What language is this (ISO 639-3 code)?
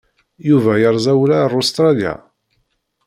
kab